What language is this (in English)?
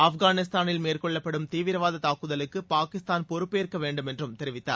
Tamil